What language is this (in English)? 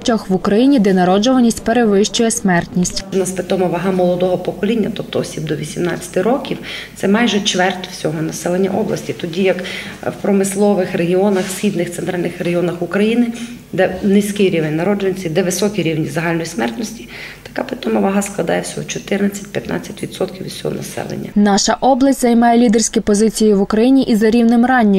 Ukrainian